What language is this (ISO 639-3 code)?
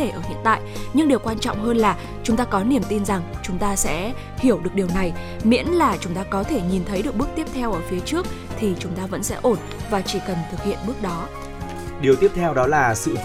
vie